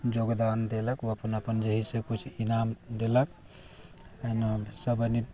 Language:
Maithili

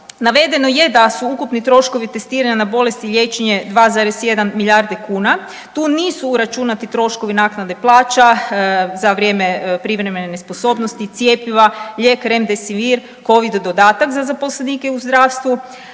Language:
Croatian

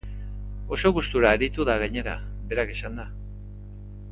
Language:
Basque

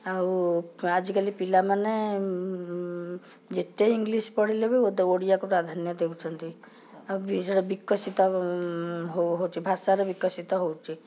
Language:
Odia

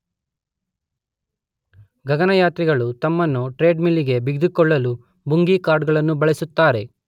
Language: Kannada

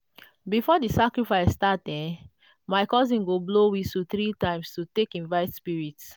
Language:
Nigerian Pidgin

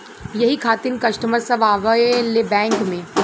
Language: Bhojpuri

